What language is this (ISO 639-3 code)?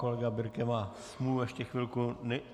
ces